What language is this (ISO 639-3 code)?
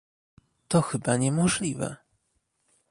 pol